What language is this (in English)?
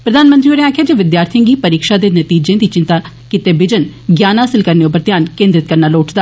Dogri